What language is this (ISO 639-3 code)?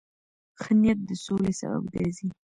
pus